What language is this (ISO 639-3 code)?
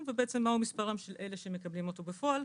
heb